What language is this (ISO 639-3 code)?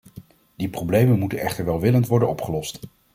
nld